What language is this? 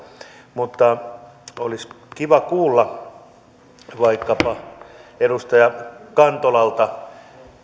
Finnish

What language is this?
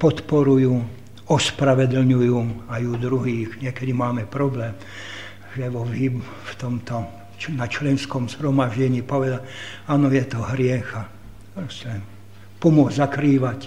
Slovak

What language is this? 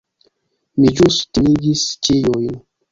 Esperanto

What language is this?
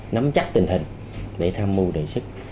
Vietnamese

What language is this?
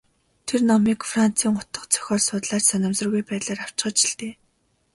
Mongolian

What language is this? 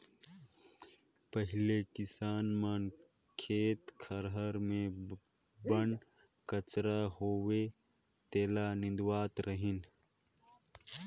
Chhattisgarhi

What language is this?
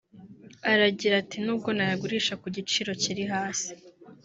Kinyarwanda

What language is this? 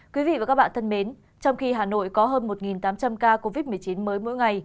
Vietnamese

